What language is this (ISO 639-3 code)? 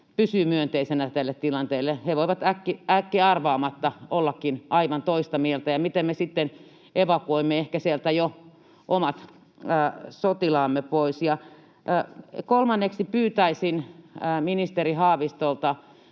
fin